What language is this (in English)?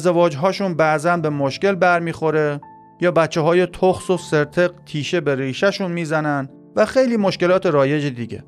Persian